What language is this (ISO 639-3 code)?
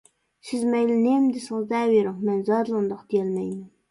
uig